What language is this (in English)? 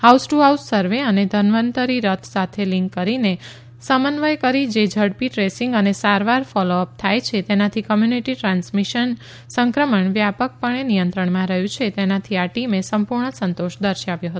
Gujarati